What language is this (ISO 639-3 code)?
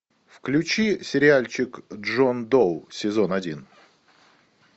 rus